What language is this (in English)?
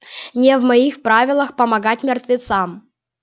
Russian